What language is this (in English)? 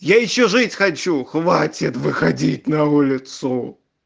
Russian